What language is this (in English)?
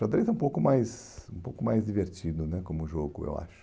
Portuguese